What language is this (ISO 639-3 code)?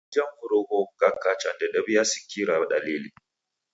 dav